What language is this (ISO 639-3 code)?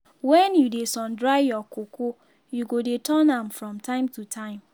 pcm